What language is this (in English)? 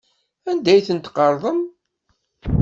Kabyle